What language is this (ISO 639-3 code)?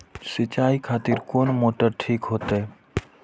mai